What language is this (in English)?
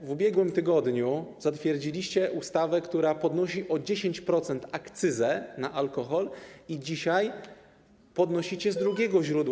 Polish